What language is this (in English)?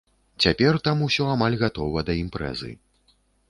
Belarusian